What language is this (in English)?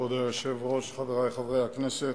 Hebrew